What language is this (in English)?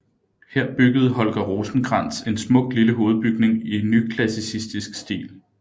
Danish